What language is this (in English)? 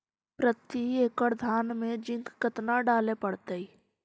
Magahi